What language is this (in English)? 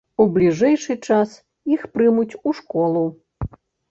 Belarusian